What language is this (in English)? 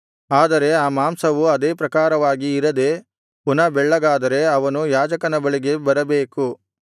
Kannada